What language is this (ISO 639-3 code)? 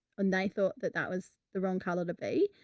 eng